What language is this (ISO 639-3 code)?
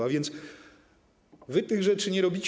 pol